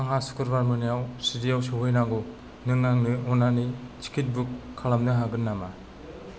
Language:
Bodo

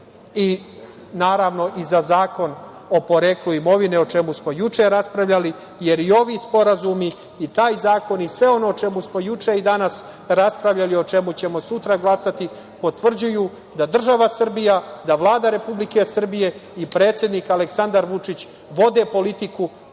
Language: Serbian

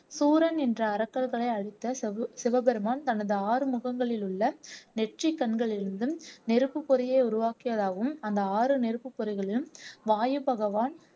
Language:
Tamil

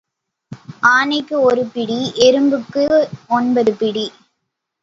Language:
Tamil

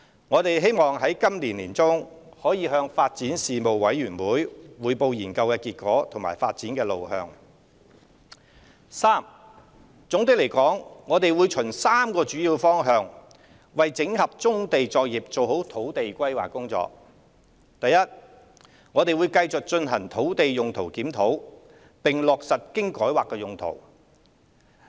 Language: Cantonese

